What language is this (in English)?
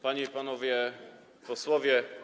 Polish